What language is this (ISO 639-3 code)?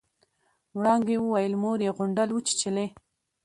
pus